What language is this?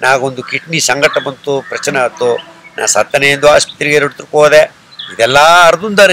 Korean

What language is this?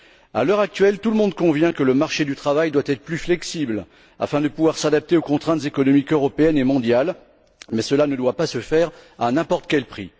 French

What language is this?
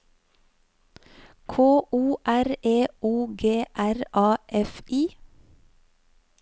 Norwegian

